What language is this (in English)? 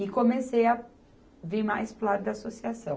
Portuguese